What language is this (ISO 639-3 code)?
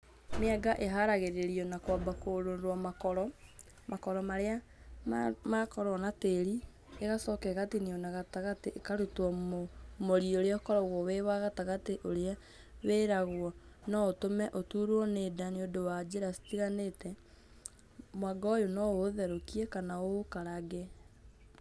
kik